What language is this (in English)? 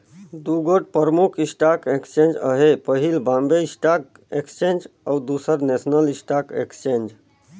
Chhattisgarhi